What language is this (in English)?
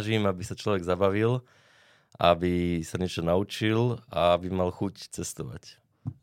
Czech